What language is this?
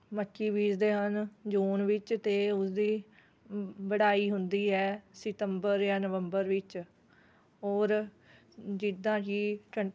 Punjabi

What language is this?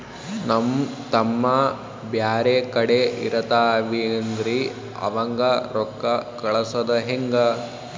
Kannada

